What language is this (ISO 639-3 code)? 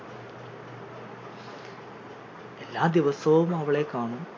mal